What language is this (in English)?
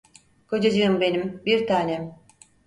Turkish